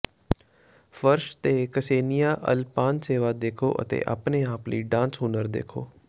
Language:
Punjabi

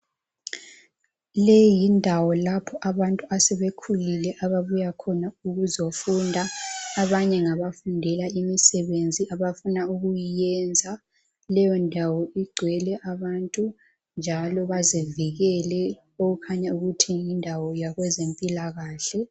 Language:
North Ndebele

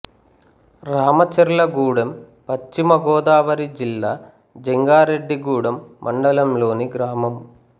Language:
Telugu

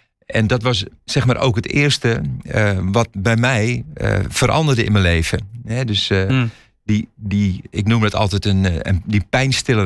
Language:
Dutch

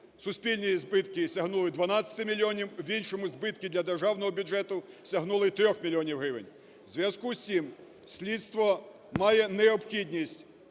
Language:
Ukrainian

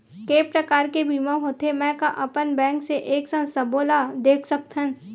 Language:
Chhattisgarhi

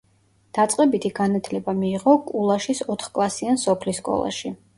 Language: Georgian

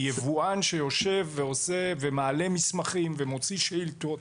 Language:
Hebrew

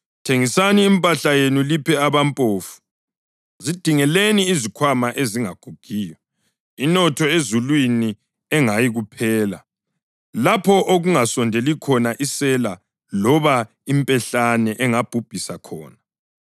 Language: North Ndebele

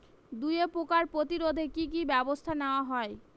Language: Bangla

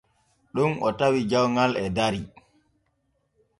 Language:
Borgu Fulfulde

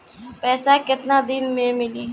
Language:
Bhojpuri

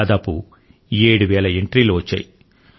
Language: Telugu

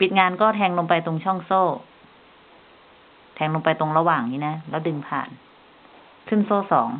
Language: Thai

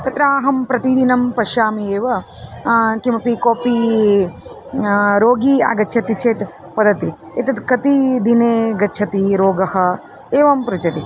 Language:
Sanskrit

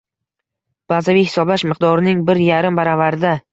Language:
Uzbek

